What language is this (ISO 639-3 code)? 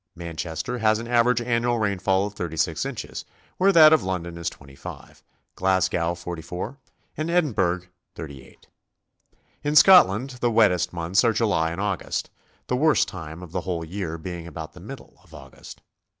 eng